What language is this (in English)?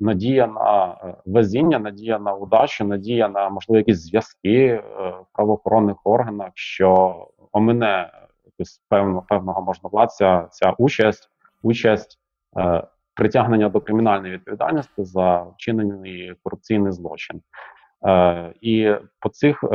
Ukrainian